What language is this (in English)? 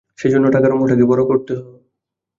Bangla